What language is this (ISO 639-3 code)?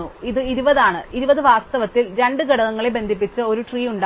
mal